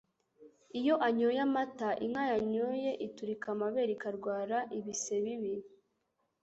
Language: Kinyarwanda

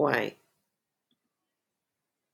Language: Hebrew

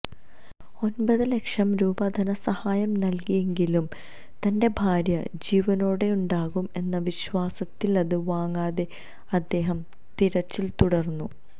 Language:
Malayalam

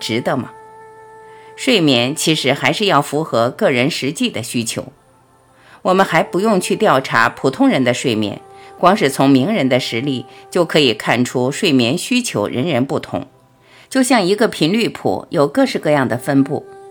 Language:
Chinese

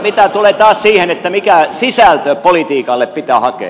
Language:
Finnish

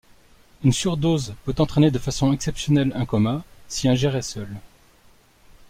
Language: French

